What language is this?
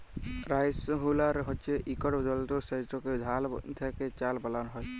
Bangla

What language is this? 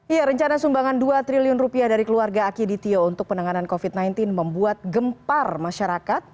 Indonesian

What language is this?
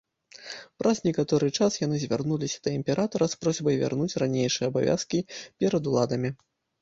Belarusian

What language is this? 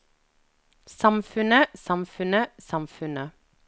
Norwegian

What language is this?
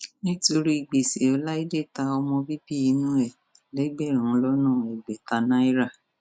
Yoruba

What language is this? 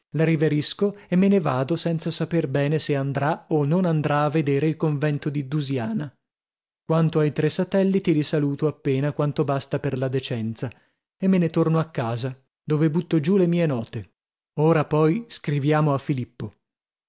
Italian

